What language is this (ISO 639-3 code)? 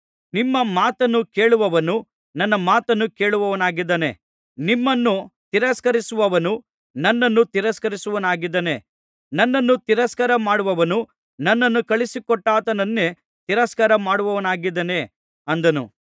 kan